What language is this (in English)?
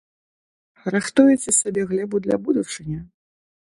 Belarusian